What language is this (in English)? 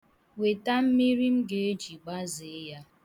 Igbo